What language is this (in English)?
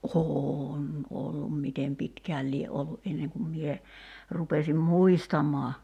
Finnish